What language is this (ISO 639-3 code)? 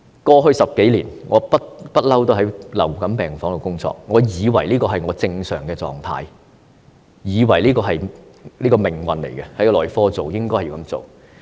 yue